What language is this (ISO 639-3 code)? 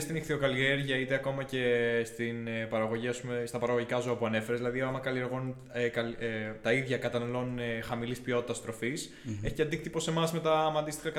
ell